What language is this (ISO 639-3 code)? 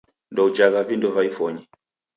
dav